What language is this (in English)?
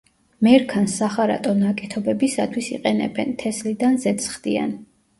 Georgian